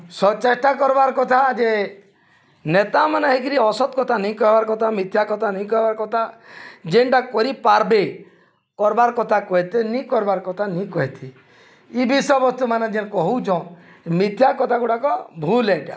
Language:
Odia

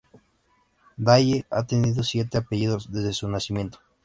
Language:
Spanish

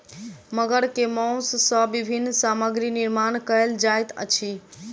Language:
Maithili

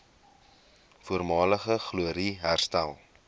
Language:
Afrikaans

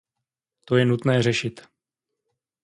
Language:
Czech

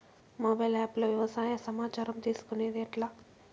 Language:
Telugu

